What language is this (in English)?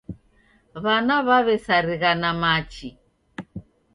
Taita